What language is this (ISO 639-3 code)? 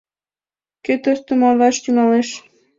chm